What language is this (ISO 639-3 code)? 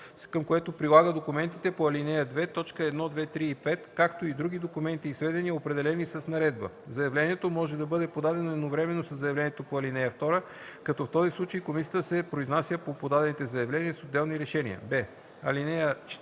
bul